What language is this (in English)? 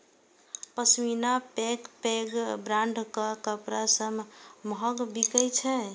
Maithili